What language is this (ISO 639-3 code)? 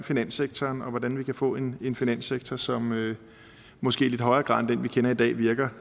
dan